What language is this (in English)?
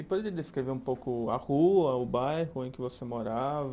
Portuguese